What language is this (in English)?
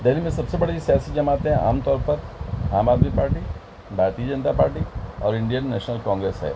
Urdu